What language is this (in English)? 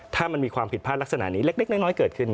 Thai